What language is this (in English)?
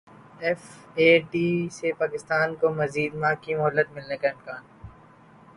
Urdu